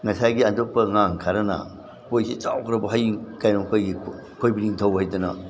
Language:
Manipuri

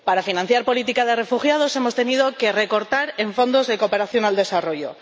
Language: Spanish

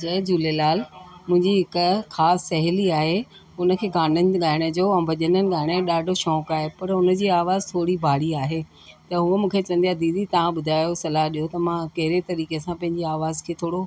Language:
Sindhi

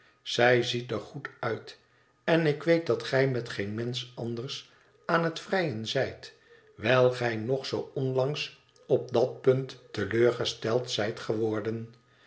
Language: Dutch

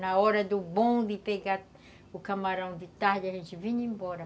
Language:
Portuguese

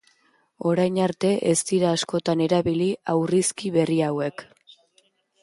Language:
Basque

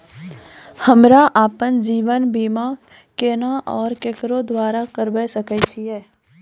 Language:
Maithili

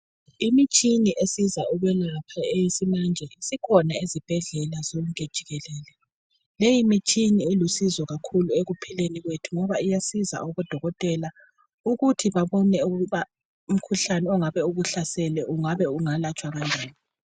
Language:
North Ndebele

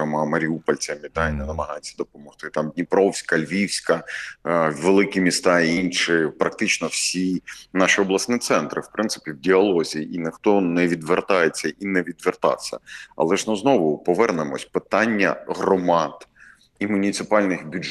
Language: Ukrainian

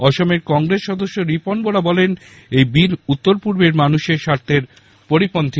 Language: Bangla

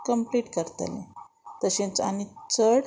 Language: Konkani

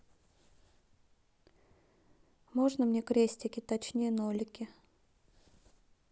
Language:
Russian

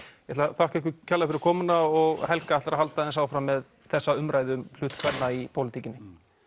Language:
Icelandic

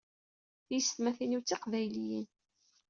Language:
Kabyle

